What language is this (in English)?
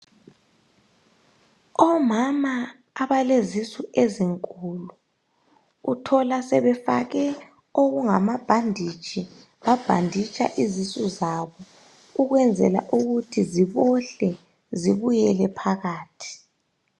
North Ndebele